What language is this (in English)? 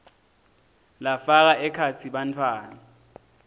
Swati